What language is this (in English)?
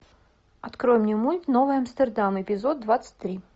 Russian